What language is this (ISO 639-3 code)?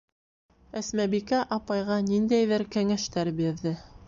bak